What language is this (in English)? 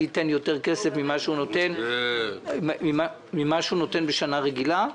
Hebrew